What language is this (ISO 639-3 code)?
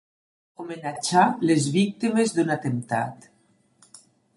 cat